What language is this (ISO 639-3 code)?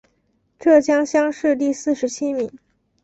zho